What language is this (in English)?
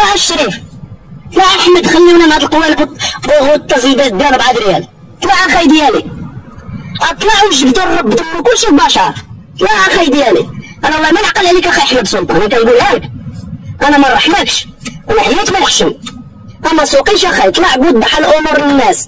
Arabic